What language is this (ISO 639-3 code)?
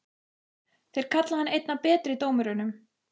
isl